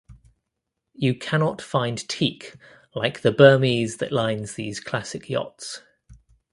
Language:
English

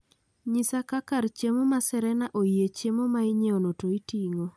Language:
Luo (Kenya and Tanzania)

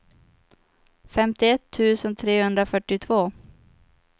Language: Swedish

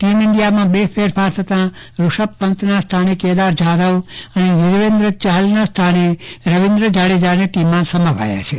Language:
Gujarati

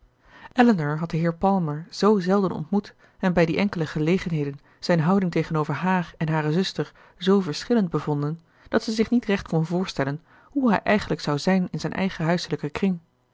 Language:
Dutch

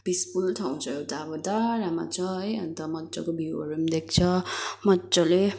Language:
Nepali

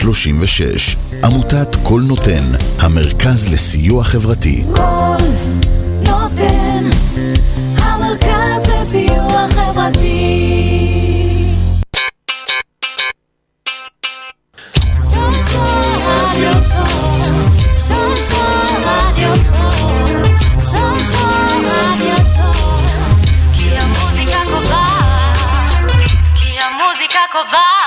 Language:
Hebrew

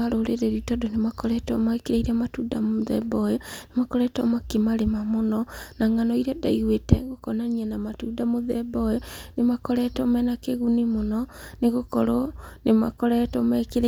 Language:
Kikuyu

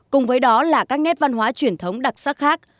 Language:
Vietnamese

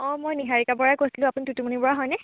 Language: Assamese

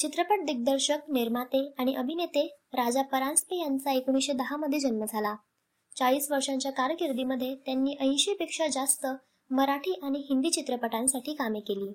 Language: Marathi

